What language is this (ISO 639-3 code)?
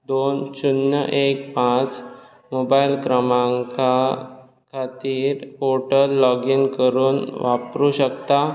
kok